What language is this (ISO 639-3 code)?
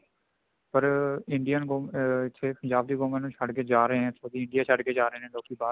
pan